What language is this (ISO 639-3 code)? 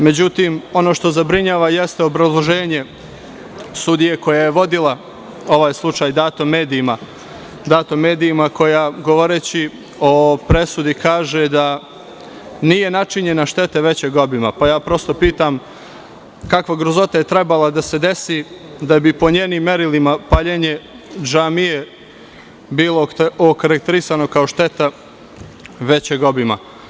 srp